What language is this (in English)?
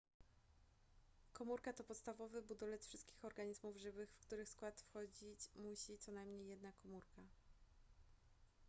Polish